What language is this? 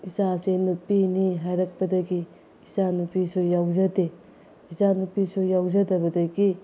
Manipuri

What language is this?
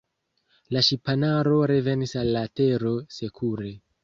Esperanto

